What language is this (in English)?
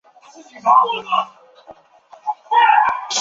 Chinese